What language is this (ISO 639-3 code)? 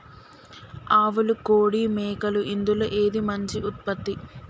tel